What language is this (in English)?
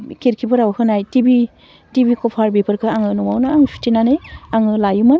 Bodo